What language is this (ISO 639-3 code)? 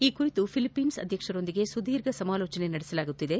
kan